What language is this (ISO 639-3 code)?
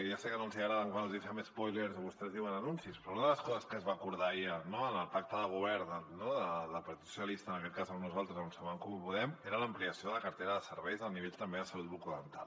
cat